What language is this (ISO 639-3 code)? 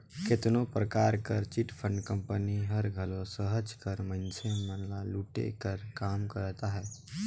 hne